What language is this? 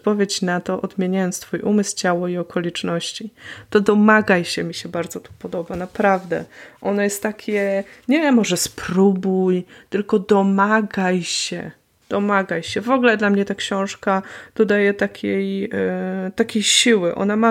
Polish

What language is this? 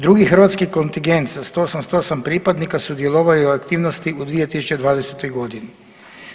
Croatian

